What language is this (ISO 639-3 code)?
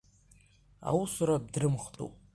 abk